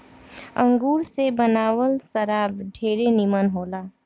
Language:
Bhojpuri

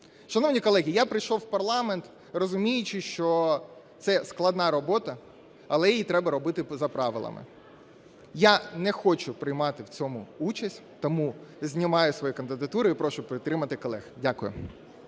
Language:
Ukrainian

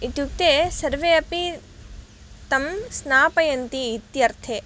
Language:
Sanskrit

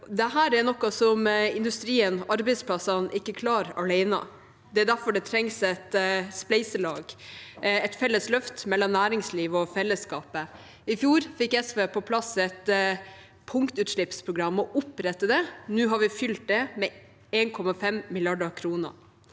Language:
Norwegian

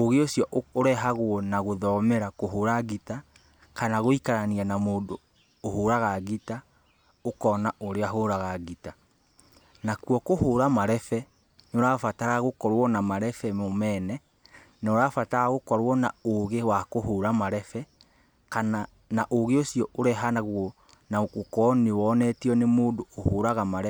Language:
Kikuyu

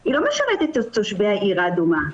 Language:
Hebrew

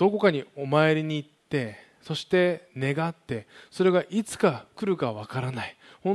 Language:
Japanese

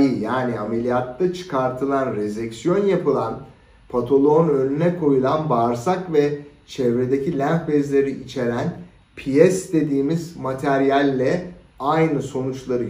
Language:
Turkish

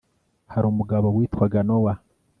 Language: Kinyarwanda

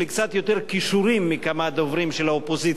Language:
Hebrew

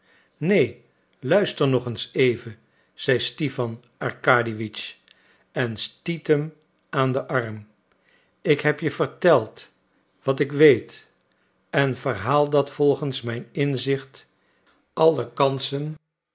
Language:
Dutch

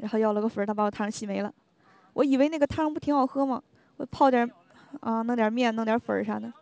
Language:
Chinese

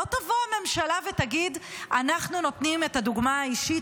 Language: Hebrew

